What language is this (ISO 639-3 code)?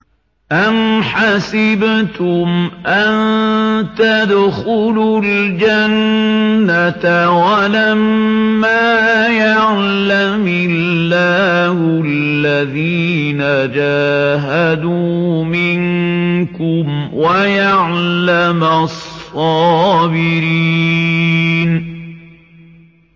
ara